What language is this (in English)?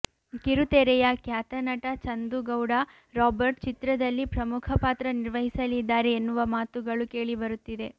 Kannada